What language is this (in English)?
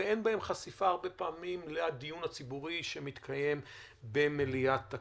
Hebrew